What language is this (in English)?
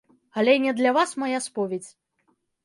Belarusian